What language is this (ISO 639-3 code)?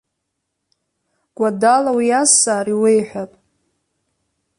abk